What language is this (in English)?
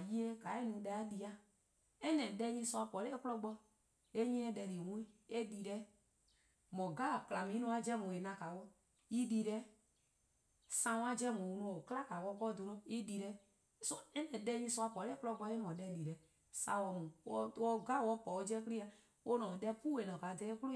Eastern Krahn